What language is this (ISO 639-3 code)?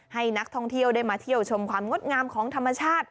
tha